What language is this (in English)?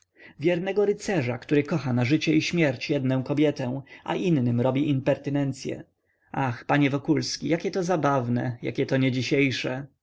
Polish